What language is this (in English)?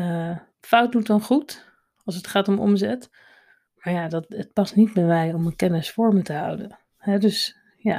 Dutch